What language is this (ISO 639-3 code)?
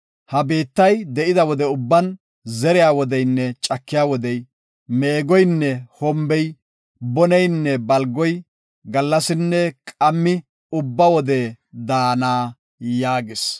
gof